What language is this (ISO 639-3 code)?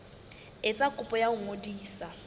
sot